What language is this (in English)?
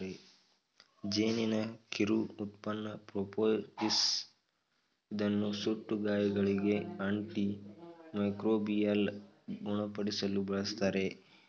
Kannada